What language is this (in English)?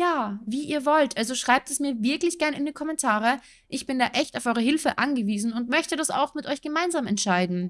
German